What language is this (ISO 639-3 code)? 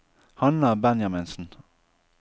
nor